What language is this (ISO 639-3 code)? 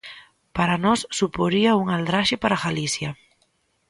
glg